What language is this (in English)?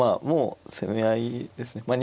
Japanese